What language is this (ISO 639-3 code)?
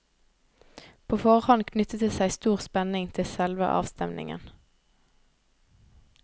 nor